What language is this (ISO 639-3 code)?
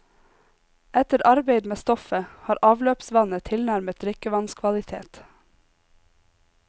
nor